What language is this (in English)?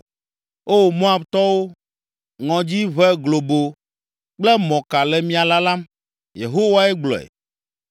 Ewe